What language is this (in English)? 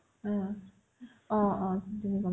Assamese